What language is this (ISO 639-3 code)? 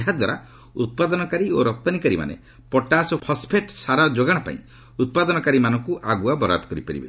ori